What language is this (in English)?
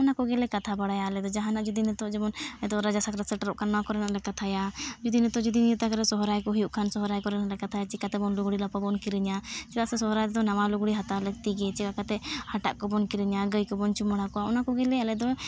Santali